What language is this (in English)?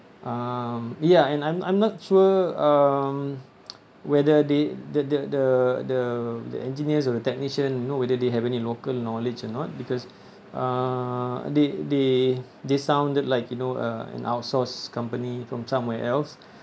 English